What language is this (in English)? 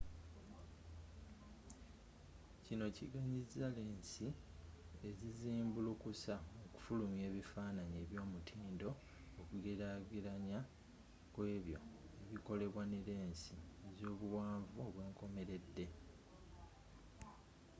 Ganda